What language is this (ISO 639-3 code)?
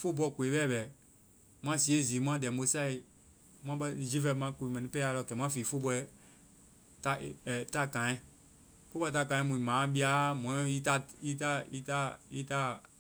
vai